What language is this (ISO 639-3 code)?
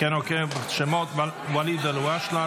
heb